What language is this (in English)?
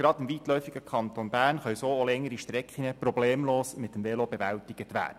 Swiss German